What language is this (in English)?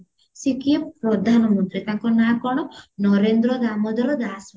Odia